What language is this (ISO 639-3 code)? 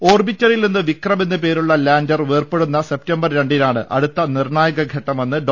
mal